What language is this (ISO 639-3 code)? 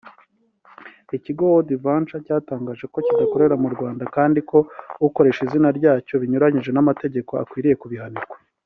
kin